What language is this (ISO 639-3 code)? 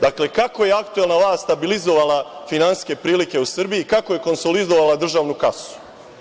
srp